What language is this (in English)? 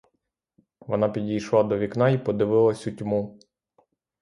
Ukrainian